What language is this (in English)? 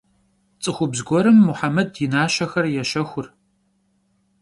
Kabardian